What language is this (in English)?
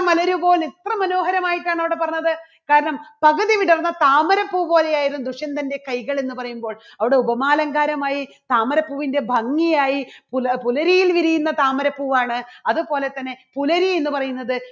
Malayalam